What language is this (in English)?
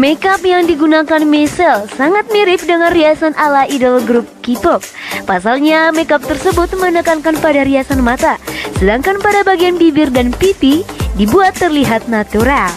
Indonesian